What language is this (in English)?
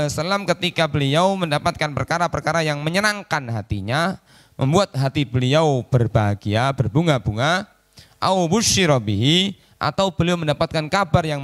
Indonesian